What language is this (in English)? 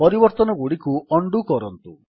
Odia